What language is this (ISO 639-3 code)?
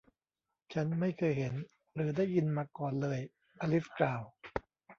tha